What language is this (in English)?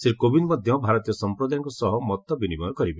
Odia